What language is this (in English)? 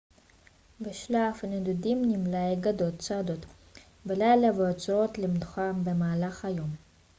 Hebrew